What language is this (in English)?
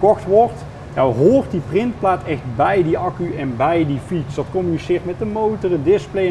Dutch